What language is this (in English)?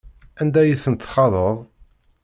Kabyle